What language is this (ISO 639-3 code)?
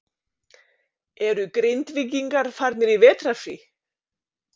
isl